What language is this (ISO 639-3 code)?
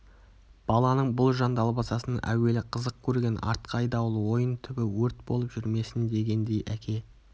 kaz